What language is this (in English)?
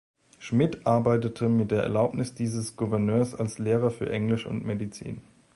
German